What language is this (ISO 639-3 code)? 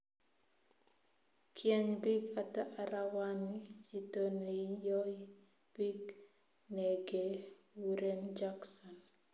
kln